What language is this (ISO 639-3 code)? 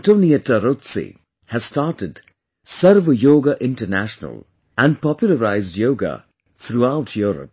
eng